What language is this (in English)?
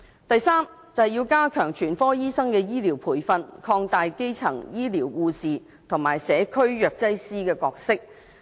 Cantonese